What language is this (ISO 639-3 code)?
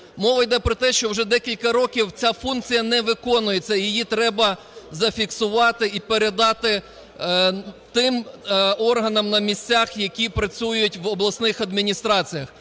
ukr